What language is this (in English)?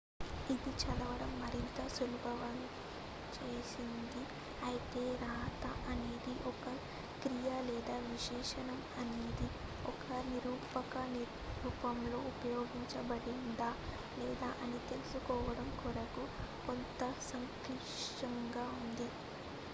Telugu